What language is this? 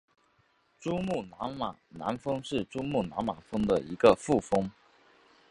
Chinese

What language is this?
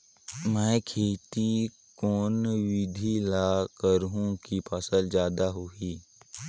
Chhattisgarhi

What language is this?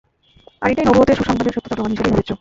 Bangla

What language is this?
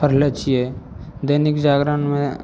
Maithili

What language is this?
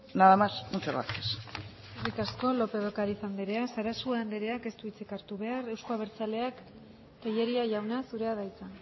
Basque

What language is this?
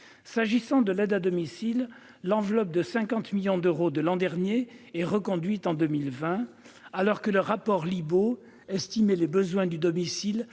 French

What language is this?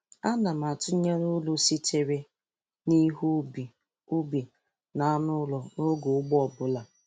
Igbo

